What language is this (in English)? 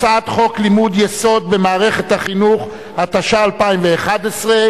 Hebrew